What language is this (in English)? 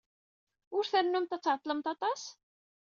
Kabyle